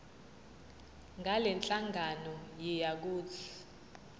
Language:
Zulu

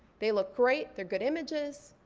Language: English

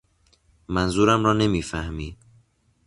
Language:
Persian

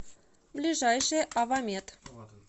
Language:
Russian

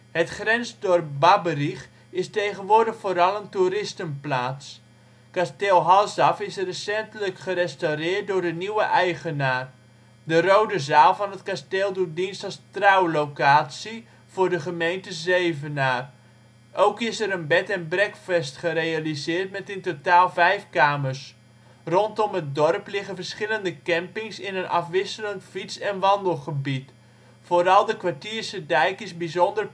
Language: Dutch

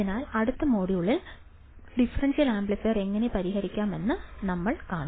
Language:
Malayalam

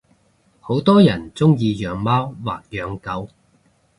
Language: Cantonese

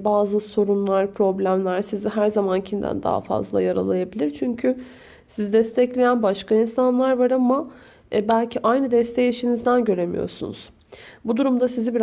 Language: Turkish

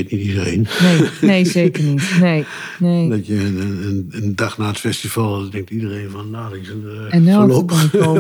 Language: Dutch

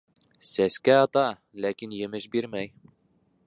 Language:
Bashkir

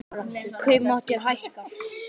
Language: Icelandic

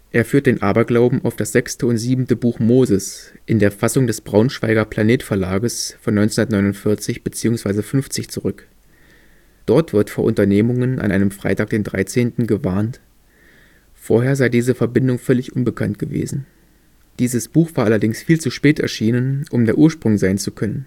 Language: German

